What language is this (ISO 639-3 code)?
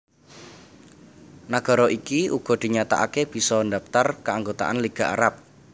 jav